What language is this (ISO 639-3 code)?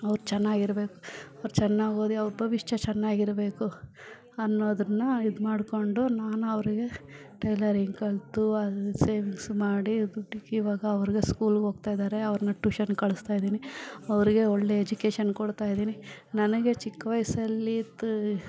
kan